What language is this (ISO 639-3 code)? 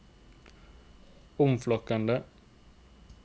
nor